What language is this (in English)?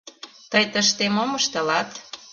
Mari